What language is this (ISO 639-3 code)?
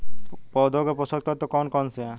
hin